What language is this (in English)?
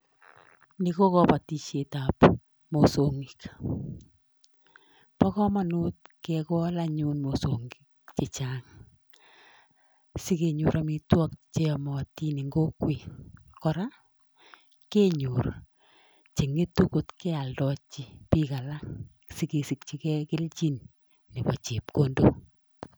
Kalenjin